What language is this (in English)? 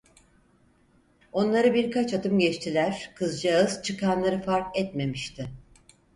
Turkish